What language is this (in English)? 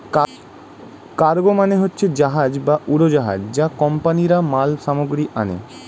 Bangla